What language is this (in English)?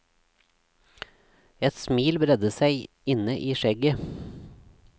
Norwegian